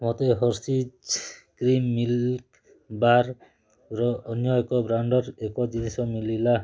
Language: Odia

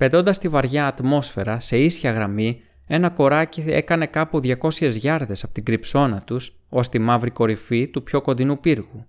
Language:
Greek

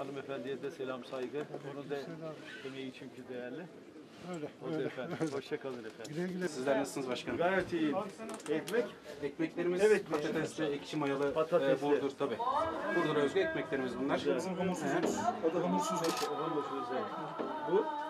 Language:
Turkish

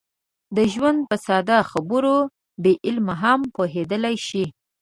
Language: Pashto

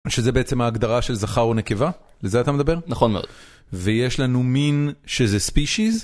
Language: Hebrew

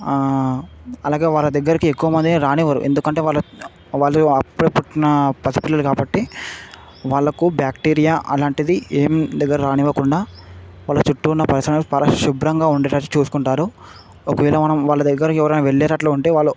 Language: Telugu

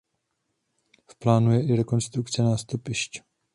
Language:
Czech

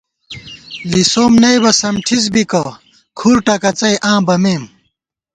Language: Gawar-Bati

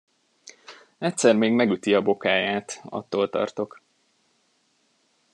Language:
Hungarian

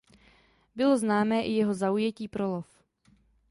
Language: Czech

